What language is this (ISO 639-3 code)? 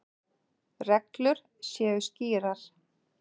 isl